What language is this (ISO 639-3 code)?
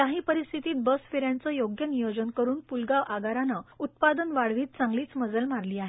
mar